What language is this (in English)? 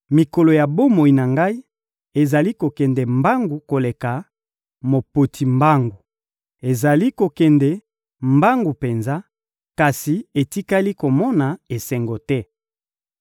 Lingala